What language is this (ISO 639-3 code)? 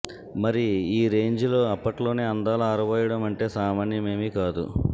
tel